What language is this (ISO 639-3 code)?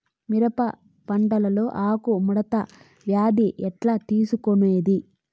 tel